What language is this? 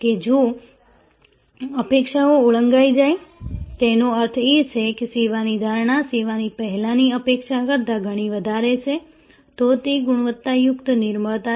Gujarati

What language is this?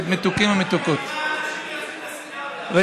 Hebrew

